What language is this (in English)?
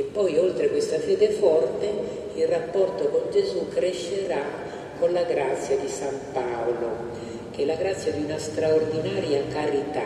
Italian